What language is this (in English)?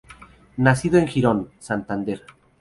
Spanish